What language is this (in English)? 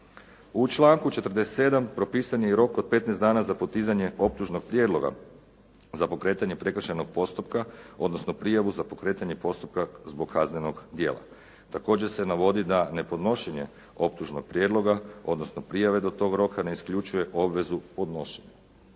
Croatian